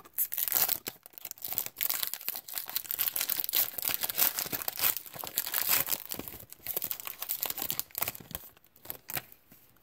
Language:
English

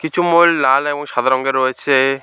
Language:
Bangla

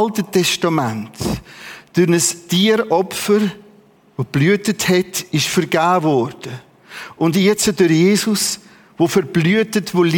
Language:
German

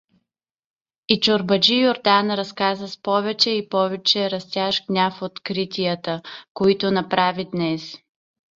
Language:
Bulgarian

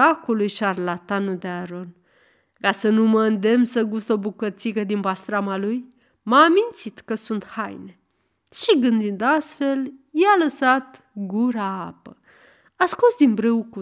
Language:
Romanian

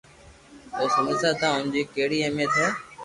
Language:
Loarki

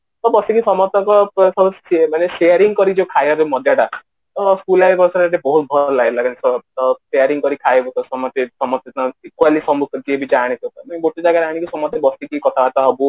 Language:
Odia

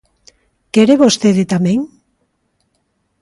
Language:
Galician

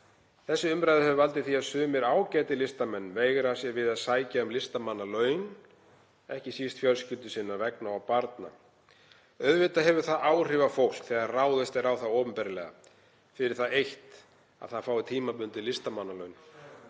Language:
Icelandic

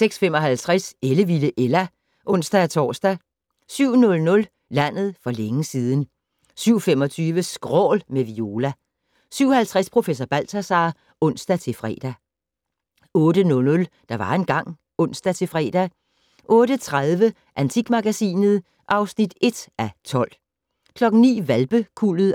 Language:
Danish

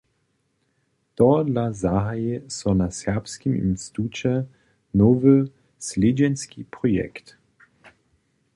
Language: Upper Sorbian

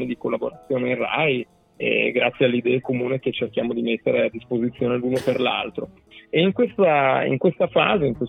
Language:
Italian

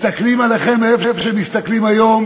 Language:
Hebrew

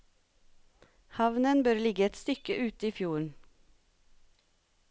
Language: Norwegian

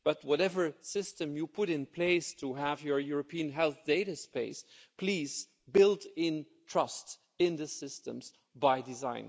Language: English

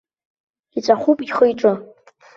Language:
Abkhazian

